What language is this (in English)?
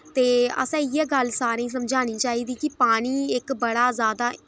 Dogri